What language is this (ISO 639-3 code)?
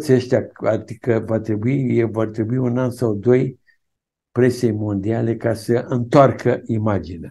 ron